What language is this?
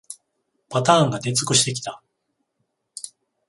Japanese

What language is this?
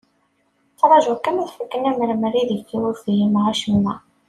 Kabyle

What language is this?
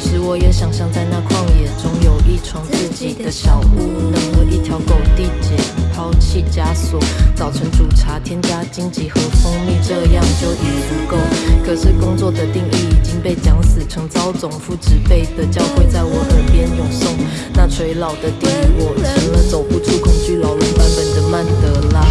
Chinese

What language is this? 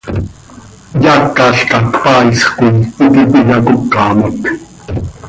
Seri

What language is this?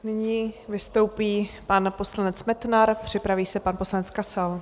Czech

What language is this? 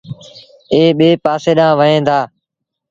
Sindhi Bhil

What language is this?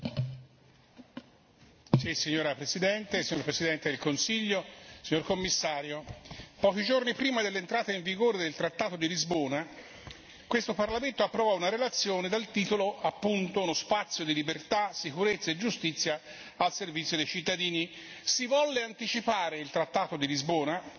Italian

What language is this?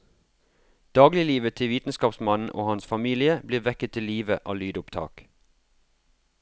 Norwegian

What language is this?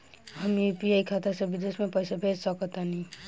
Bhojpuri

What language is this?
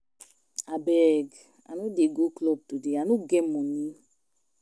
Nigerian Pidgin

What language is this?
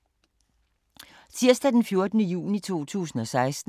Danish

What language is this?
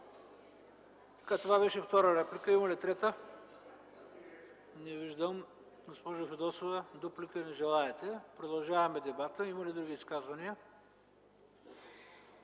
Bulgarian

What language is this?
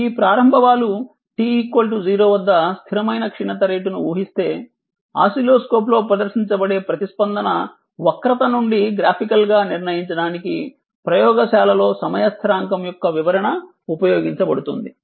Telugu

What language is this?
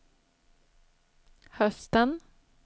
Swedish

